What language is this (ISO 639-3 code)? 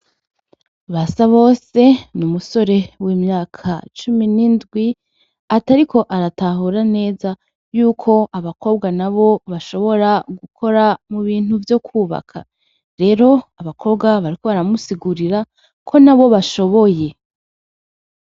run